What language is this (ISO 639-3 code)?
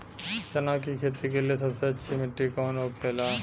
bho